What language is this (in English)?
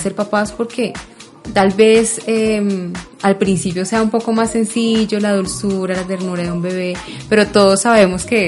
Spanish